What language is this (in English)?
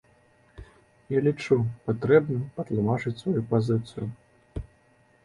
Belarusian